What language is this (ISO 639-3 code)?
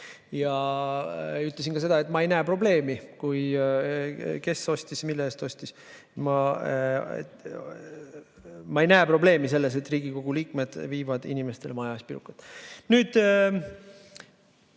est